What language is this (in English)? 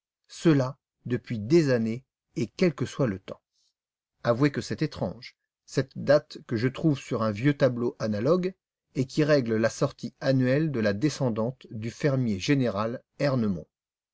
French